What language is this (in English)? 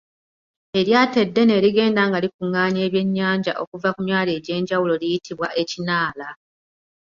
Ganda